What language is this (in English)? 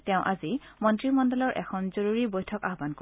Assamese